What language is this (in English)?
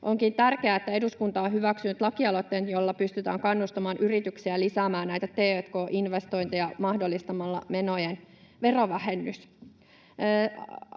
Finnish